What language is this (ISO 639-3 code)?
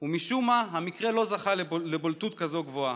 heb